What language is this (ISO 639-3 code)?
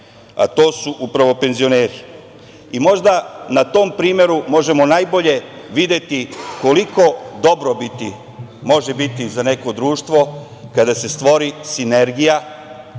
srp